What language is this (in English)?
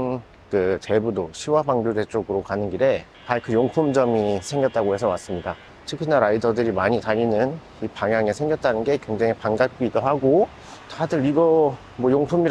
Korean